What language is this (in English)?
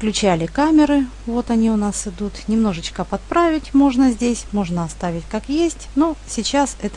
Russian